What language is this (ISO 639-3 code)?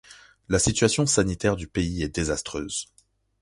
fra